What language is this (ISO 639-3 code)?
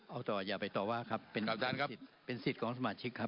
tha